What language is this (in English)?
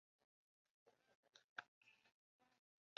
Chinese